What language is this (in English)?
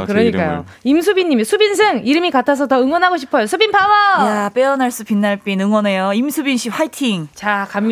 Korean